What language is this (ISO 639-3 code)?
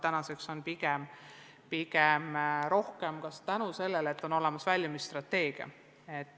est